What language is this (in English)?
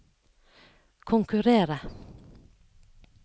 Norwegian